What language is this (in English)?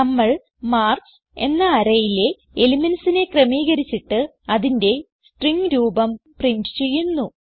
Malayalam